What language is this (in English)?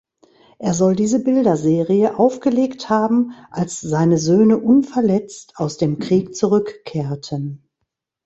German